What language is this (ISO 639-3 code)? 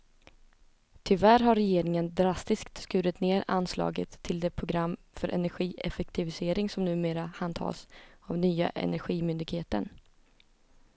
swe